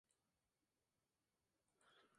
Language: Spanish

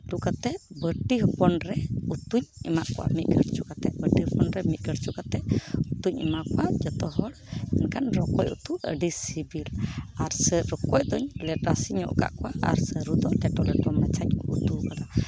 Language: Santali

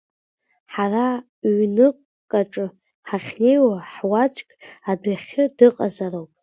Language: Abkhazian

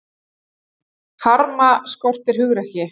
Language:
Icelandic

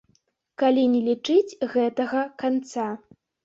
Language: Belarusian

